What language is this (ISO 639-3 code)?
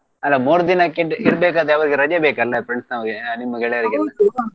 kan